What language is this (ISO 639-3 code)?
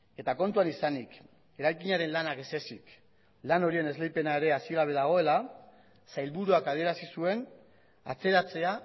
eus